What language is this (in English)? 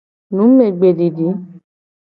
Gen